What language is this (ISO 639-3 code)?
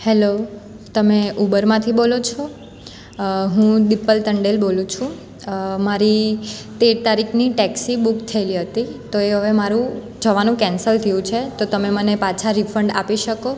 guj